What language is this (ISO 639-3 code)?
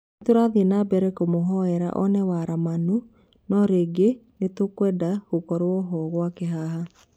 kik